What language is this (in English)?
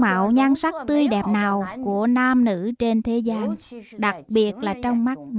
Vietnamese